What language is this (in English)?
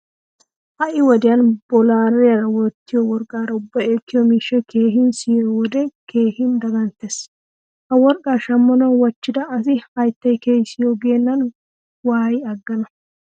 Wolaytta